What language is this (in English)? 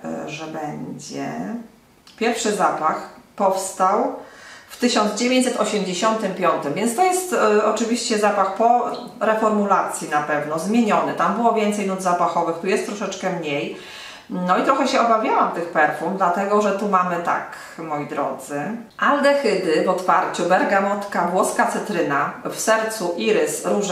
Polish